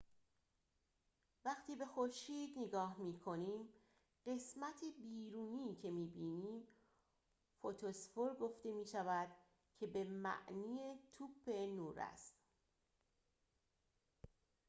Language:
Persian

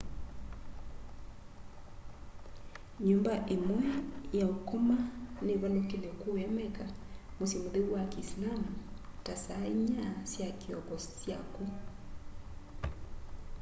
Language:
Kamba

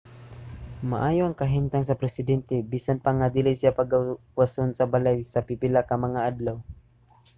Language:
Cebuano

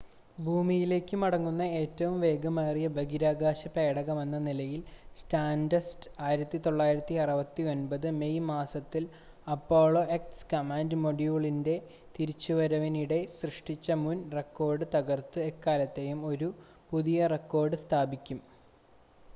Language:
Malayalam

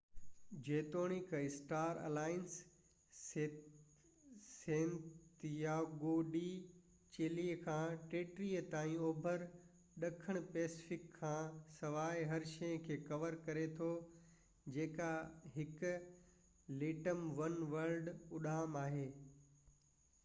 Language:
Sindhi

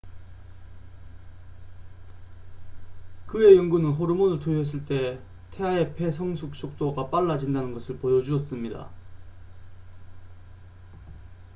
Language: Korean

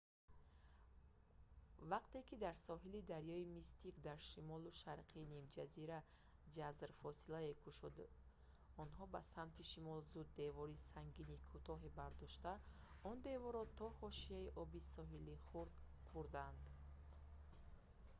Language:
Tajik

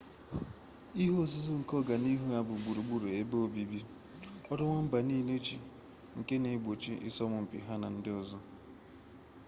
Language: Igbo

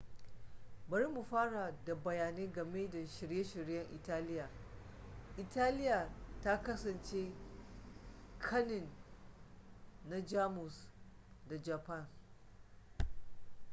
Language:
Hausa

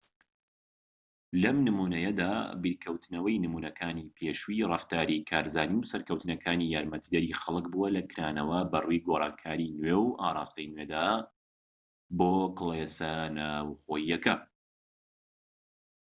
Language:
Central Kurdish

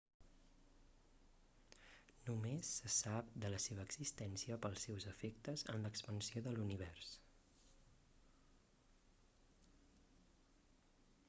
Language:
Catalan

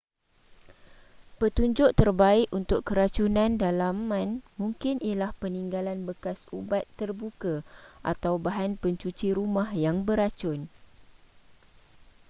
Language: Malay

